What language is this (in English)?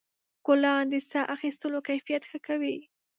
Pashto